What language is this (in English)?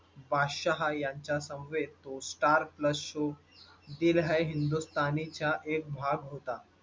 Marathi